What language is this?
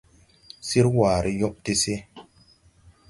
Tupuri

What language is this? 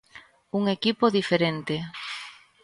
Galician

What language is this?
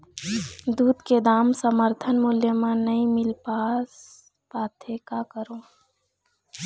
Chhattisgarhi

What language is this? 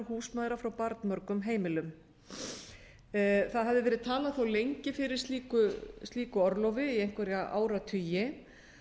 Icelandic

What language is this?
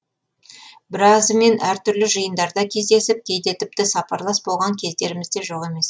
Kazakh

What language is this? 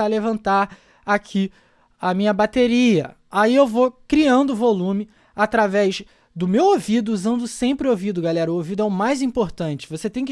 Portuguese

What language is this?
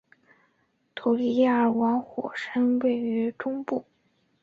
Chinese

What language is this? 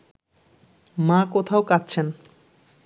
Bangla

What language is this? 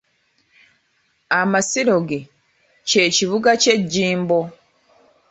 Ganda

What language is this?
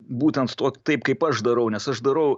Lithuanian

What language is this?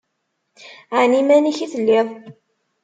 Kabyle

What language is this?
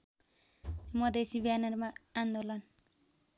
Nepali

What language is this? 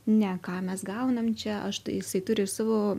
Lithuanian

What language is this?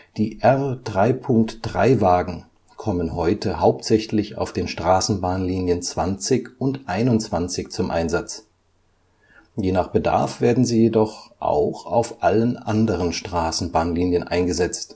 German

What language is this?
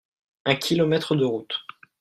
French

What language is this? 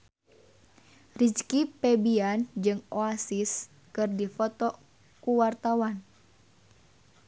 Sundanese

